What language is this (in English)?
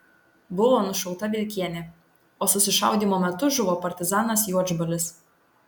Lithuanian